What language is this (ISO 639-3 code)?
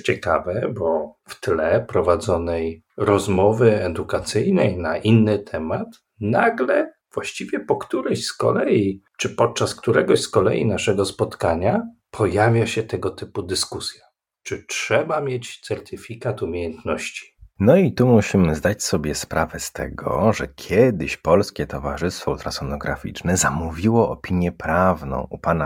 pol